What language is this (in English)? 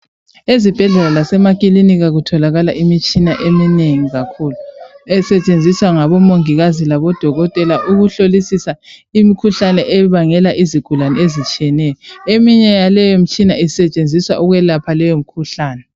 North Ndebele